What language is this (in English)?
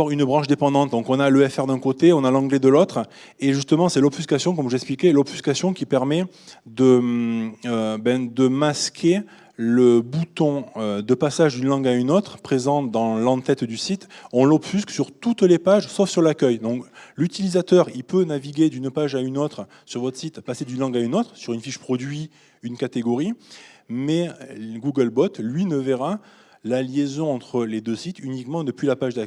French